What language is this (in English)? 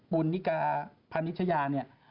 Thai